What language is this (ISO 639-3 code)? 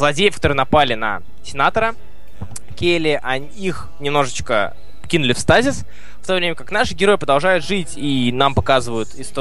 rus